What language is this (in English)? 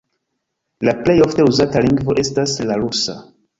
Esperanto